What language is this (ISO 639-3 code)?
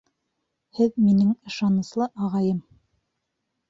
bak